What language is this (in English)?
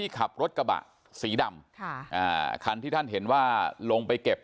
Thai